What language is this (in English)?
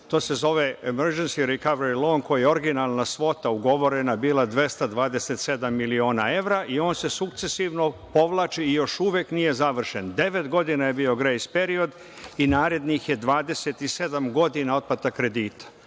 Serbian